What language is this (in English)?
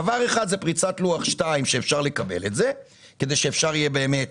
Hebrew